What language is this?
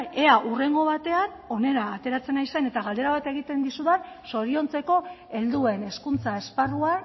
Basque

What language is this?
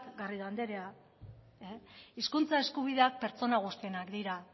Basque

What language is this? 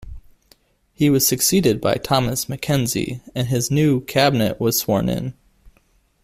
English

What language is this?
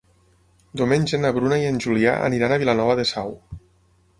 Catalan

